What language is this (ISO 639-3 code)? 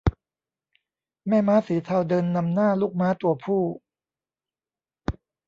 tha